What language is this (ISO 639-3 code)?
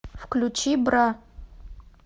rus